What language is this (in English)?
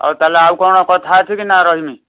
Odia